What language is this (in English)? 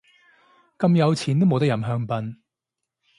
Cantonese